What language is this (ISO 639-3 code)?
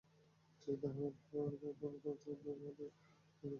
ben